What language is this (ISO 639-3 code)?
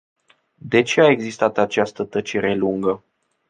ron